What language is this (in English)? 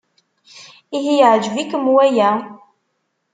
Kabyle